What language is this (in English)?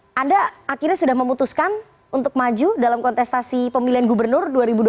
Indonesian